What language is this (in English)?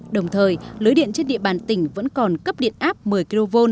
Vietnamese